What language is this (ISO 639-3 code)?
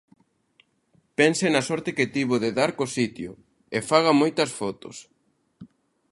glg